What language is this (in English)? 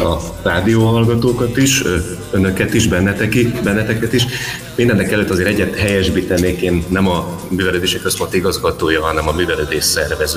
Hungarian